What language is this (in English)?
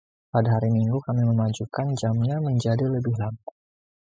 Indonesian